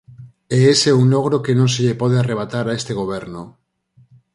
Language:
Galician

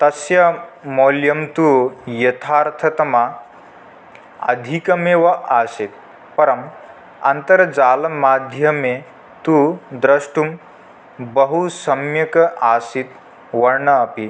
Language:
Sanskrit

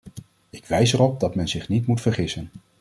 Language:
Dutch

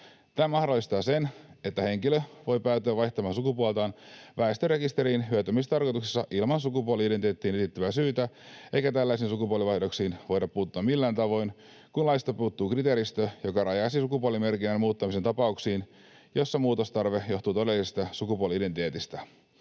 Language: Finnish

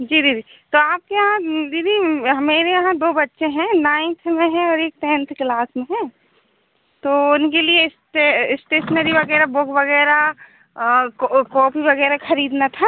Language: Hindi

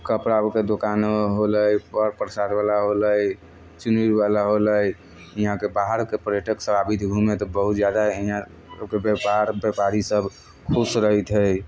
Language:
Maithili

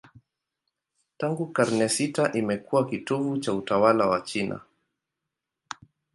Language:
Swahili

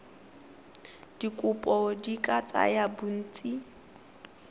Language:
Tswana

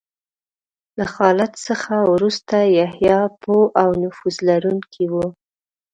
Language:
Pashto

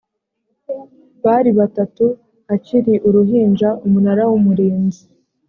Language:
Kinyarwanda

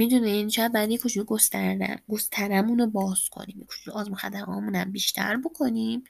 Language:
Persian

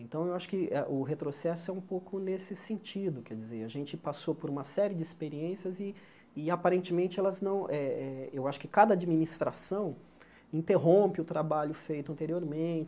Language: Portuguese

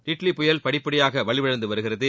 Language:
Tamil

